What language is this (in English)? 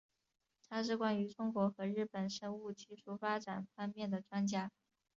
Chinese